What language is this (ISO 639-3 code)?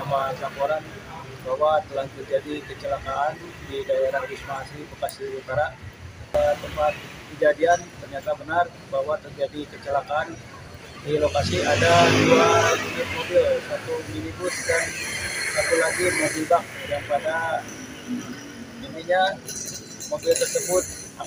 ind